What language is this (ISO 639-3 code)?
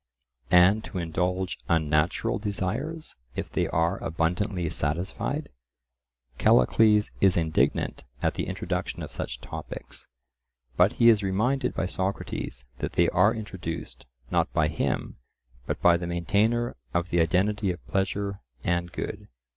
eng